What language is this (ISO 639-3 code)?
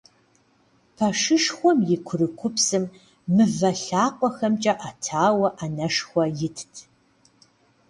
kbd